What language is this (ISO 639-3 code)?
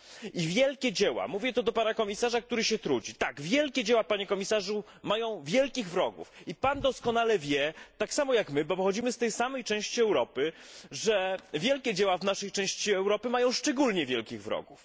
pol